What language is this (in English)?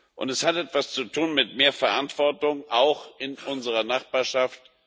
German